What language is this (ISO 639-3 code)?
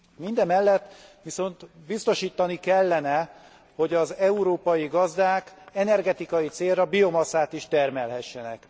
hun